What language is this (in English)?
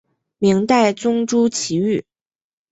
Chinese